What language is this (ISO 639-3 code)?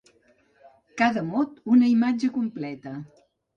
cat